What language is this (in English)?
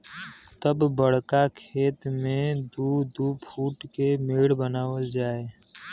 Bhojpuri